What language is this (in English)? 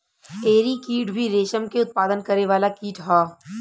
Bhojpuri